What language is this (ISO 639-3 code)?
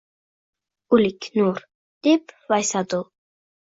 uzb